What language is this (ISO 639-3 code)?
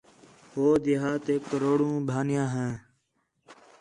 xhe